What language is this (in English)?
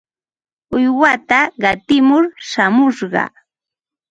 Ambo-Pasco Quechua